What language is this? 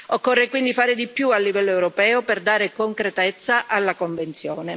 Italian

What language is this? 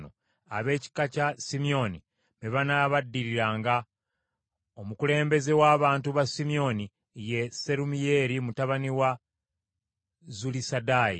Ganda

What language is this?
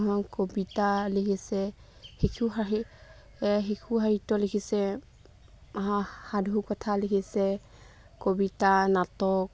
Assamese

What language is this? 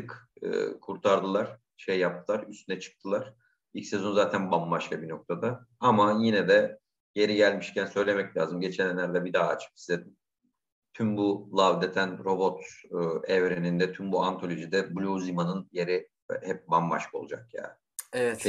Turkish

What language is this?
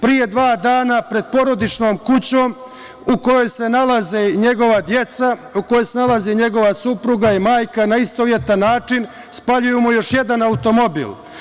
Serbian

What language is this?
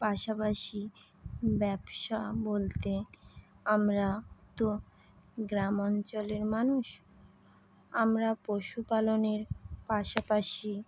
Bangla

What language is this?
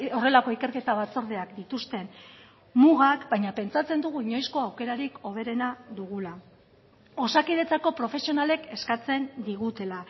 Basque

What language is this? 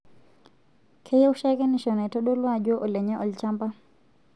Masai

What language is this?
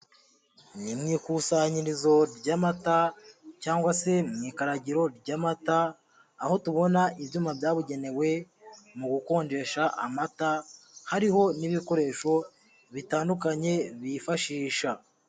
Kinyarwanda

